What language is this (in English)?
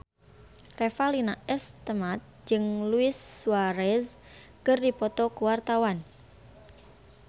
Sundanese